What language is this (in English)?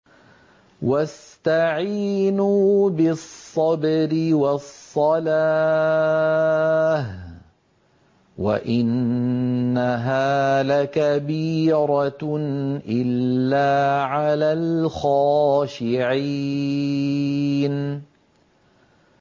Arabic